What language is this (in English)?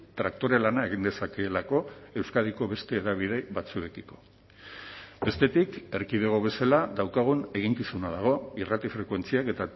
Basque